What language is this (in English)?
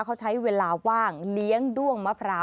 Thai